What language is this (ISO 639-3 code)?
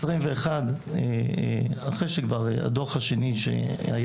heb